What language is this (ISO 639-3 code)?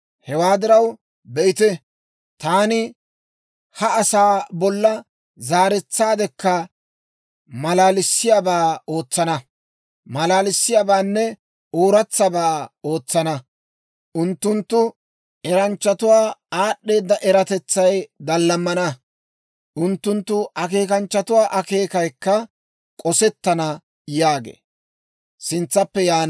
dwr